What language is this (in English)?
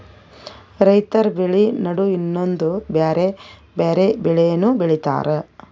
Kannada